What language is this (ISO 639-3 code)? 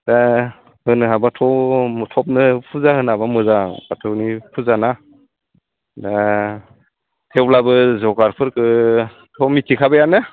brx